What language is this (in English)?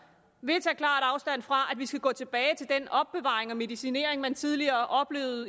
Danish